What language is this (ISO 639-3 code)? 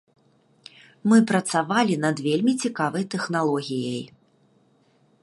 bel